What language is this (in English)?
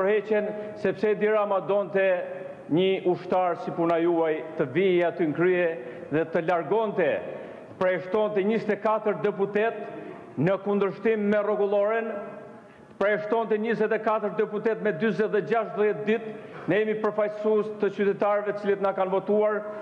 Romanian